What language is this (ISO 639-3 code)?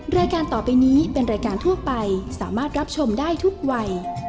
tha